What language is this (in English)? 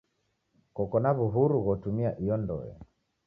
Taita